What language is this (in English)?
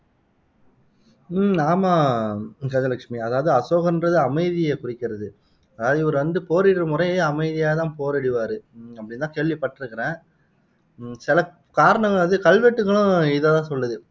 Tamil